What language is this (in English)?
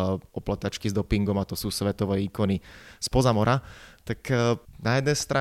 Slovak